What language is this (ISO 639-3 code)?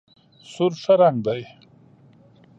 pus